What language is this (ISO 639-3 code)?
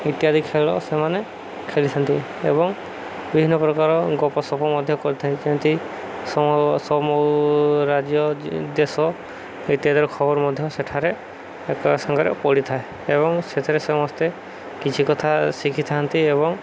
ori